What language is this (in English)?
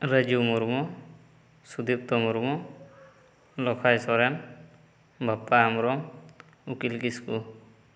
Santali